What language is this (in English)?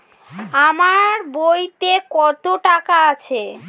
Bangla